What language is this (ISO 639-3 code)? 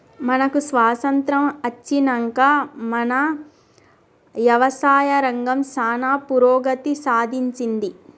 tel